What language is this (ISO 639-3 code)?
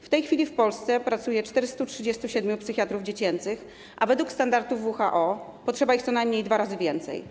pol